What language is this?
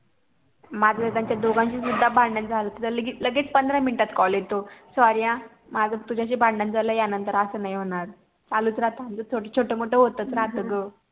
Marathi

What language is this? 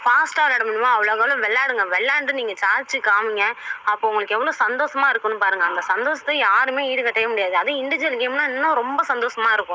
Tamil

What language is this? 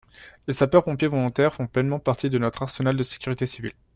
French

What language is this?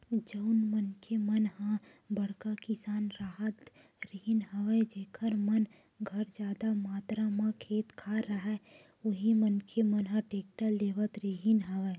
Chhattisgarhi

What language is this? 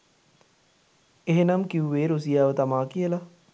Sinhala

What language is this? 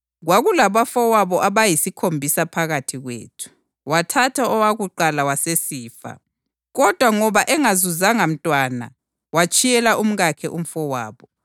North Ndebele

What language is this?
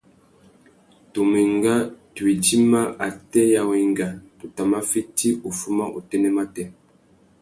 Tuki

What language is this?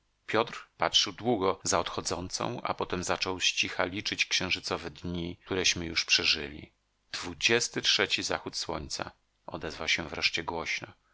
Polish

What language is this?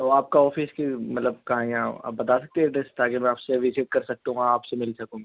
Urdu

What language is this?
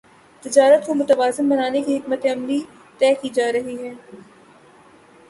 Urdu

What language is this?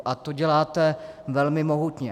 Czech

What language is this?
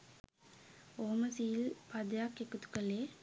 Sinhala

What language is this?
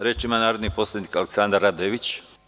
Serbian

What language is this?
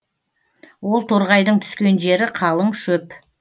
Kazakh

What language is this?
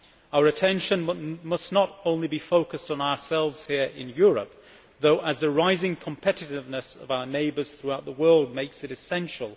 English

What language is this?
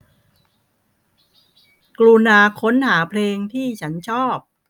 Thai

